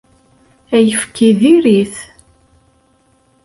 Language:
Kabyle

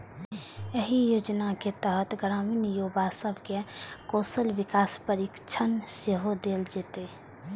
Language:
Maithili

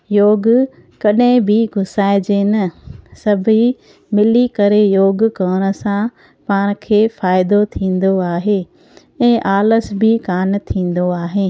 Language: Sindhi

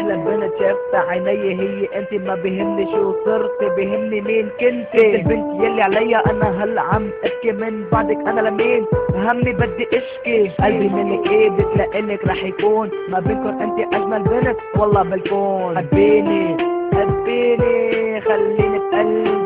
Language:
Arabic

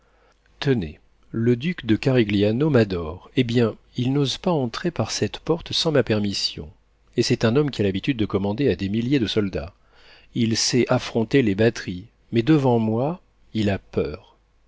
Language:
French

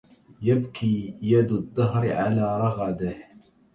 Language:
Arabic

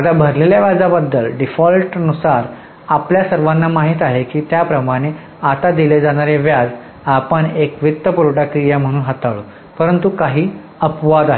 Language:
Marathi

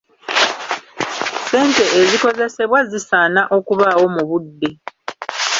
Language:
Ganda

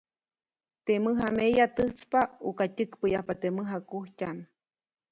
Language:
Copainalá Zoque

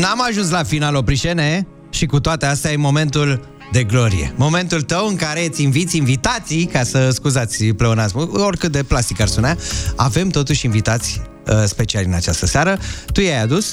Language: Romanian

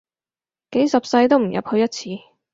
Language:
Cantonese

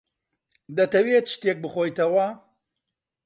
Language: Central Kurdish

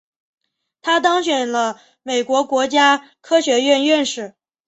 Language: Chinese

